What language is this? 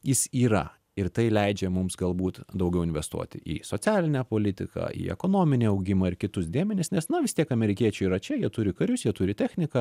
Lithuanian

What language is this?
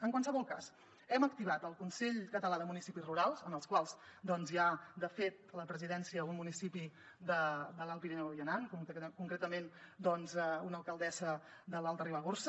Catalan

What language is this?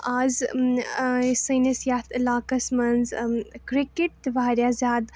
Kashmiri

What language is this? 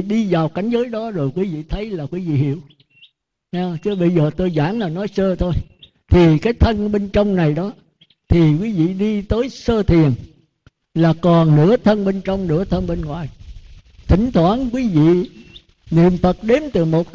Vietnamese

